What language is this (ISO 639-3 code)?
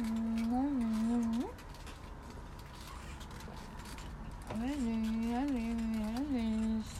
ron